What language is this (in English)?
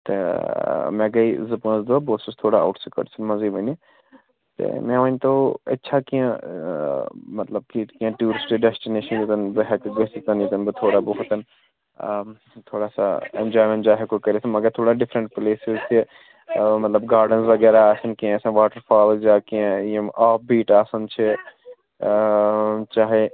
Kashmiri